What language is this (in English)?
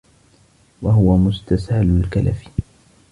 Arabic